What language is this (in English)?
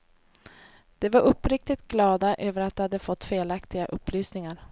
Swedish